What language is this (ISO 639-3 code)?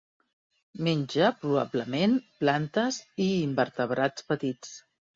cat